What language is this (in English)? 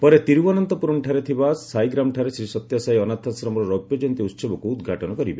Odia